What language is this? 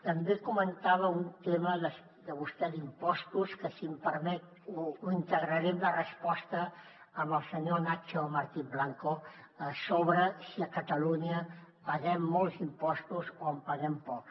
Catalan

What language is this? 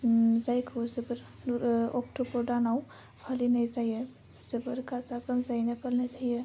Bodo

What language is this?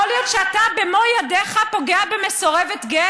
Hebrew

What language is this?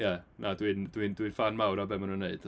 Welsh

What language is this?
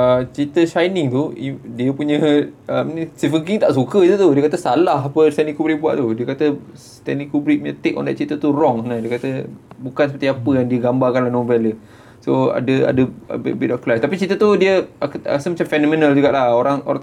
Malay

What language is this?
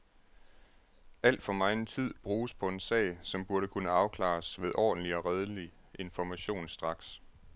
Danish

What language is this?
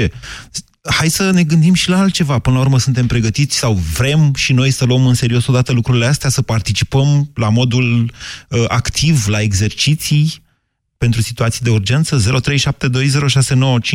Romanian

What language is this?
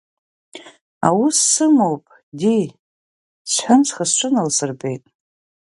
Abkhazian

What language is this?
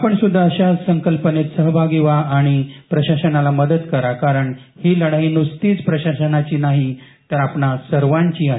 Marathi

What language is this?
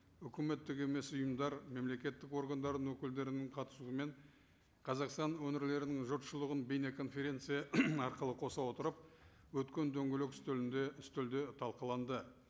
Kazakh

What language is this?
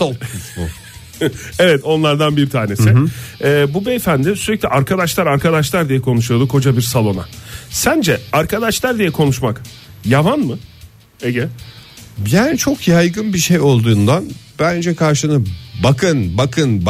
Turkish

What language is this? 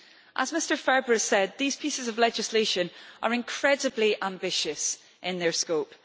English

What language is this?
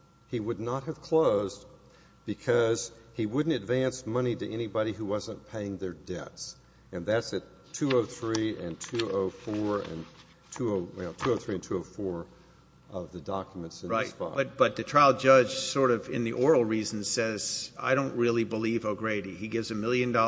English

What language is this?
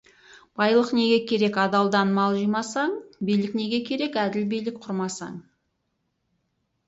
Kazakh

